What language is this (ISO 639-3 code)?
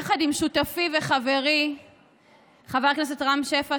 heb